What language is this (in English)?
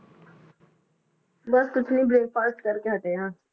Punjabi